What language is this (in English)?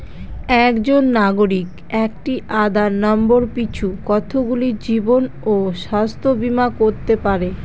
Bangla